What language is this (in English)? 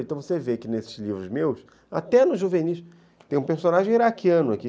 Portuguese